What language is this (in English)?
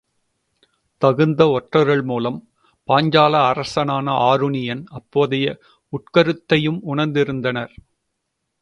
Tamil